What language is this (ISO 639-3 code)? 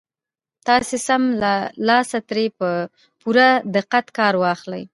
pus